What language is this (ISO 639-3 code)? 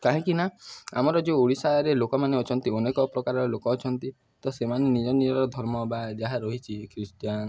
ori